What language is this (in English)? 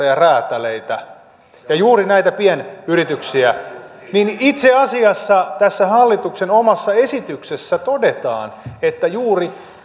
Finnish